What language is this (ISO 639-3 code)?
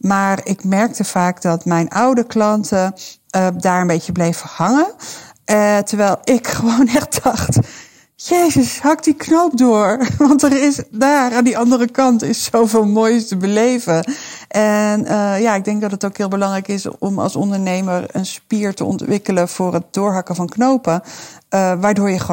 nld